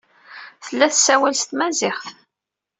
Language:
Kabyle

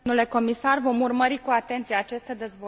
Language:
Romanian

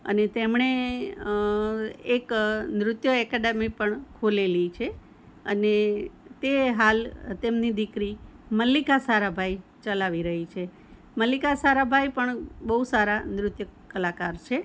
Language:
Gujarati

